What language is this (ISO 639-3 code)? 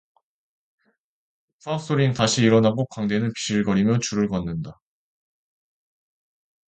kor